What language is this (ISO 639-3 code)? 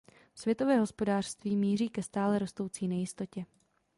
ces